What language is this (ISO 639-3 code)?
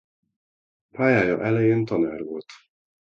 hun